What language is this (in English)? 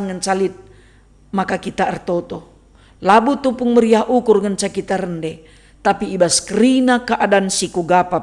Indonesian